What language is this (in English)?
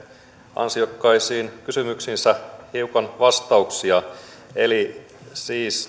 Finnish